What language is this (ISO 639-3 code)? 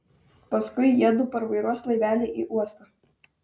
lit